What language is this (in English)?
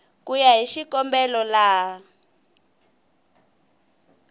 Tsonga